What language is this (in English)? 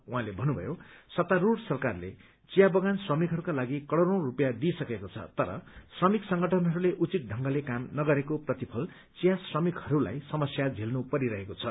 Nepali